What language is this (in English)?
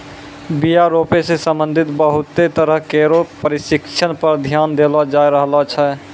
Maithili